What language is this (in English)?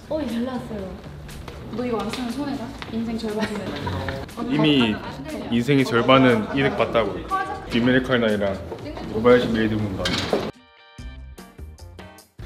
Korean